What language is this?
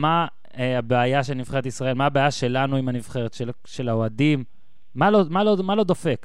Hebrew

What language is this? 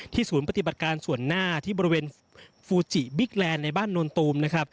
Thai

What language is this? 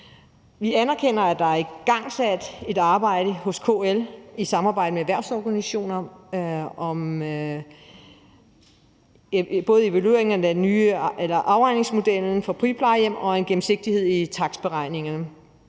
Danish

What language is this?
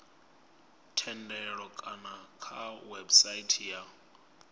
Venda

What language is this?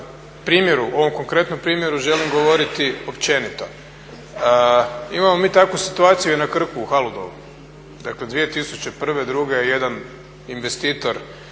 Croatian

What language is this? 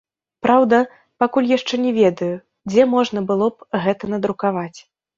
Belarusian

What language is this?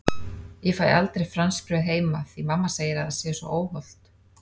Icelandic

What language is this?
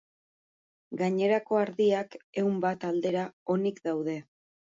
Basque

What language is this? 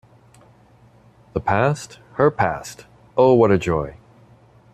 English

